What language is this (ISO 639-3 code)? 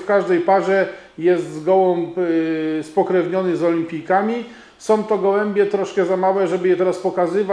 pol